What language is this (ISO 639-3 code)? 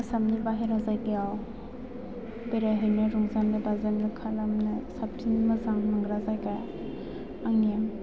brx